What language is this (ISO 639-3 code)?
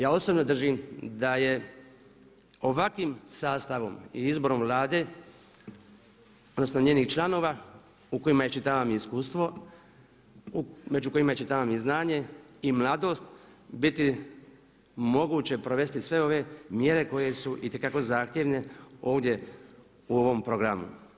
hrv